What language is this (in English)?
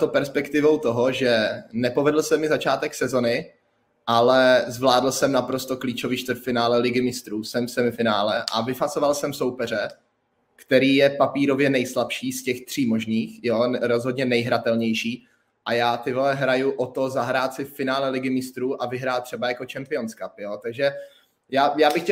Czech